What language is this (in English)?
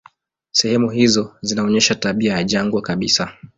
Swahili